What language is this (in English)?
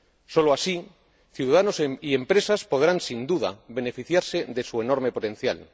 Spanish